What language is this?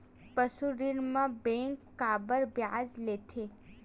Chhattisgarhi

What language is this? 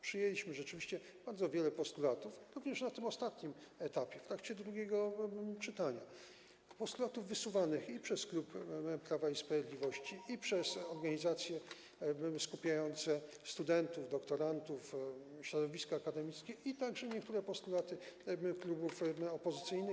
Polish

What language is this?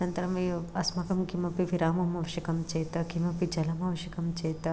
Sanskrit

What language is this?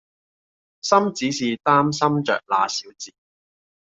Cantonese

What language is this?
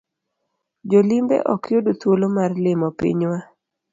Luo (Kenya and Tanzania)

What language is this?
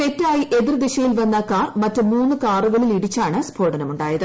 Malayalam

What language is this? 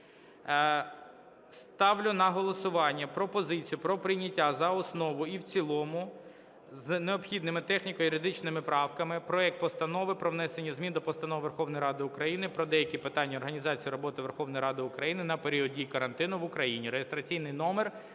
Ukrainian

